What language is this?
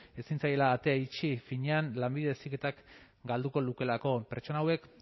Basque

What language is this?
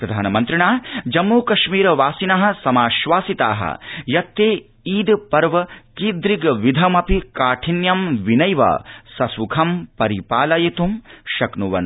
Sanskrit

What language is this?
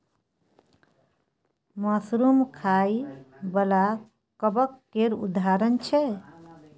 Maithili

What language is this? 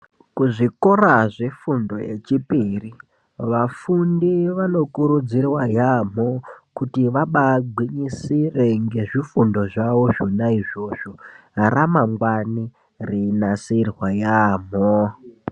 Ndau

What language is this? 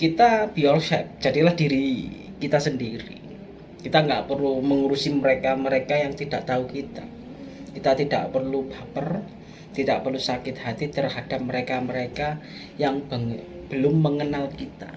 Indonesian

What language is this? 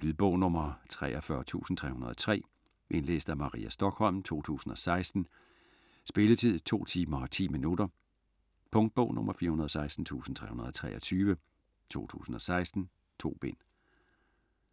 Danish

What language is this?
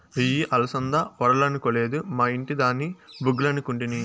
Telugu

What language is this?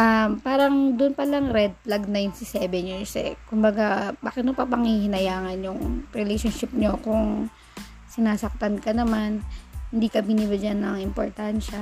Filipino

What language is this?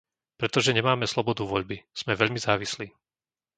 Slovak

